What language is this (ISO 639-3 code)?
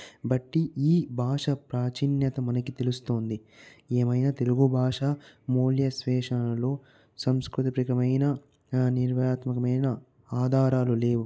tel